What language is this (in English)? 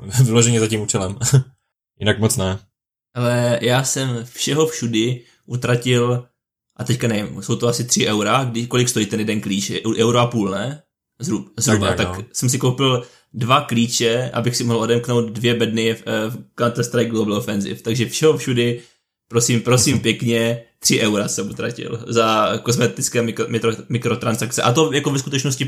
Czech